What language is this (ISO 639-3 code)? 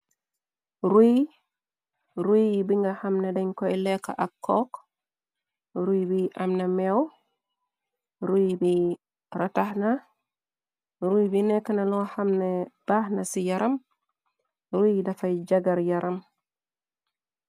wol